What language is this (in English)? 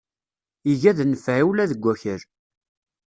Kabyle